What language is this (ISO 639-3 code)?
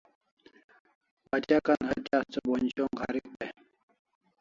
kls